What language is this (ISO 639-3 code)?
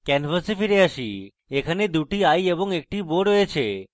ben